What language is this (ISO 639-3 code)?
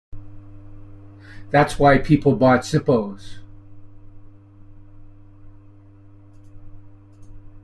eng